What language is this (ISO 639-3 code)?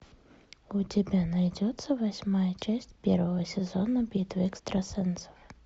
rus